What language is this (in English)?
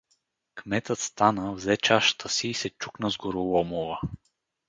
Bulgarian